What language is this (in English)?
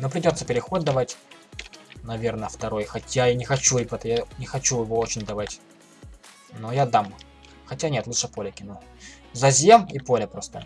Russian